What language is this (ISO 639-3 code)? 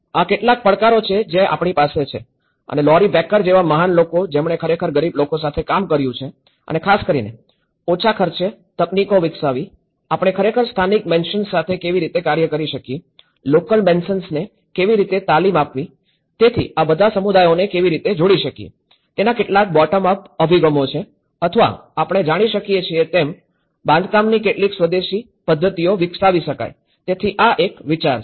guj